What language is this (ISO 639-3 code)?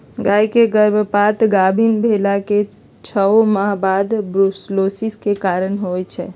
mag